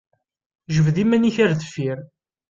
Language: Kabyle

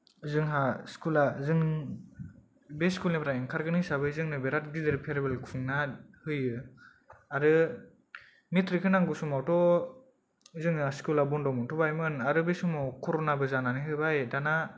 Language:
Bodo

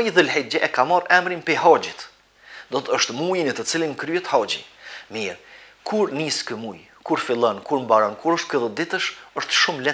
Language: Romanian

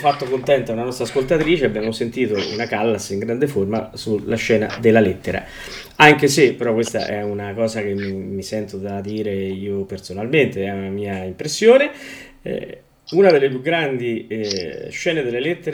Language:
Italian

